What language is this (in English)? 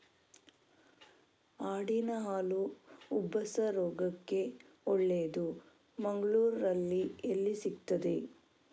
Kannada